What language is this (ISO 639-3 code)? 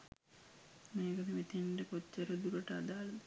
sin